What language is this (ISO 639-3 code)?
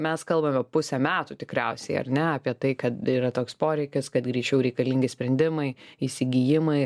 lit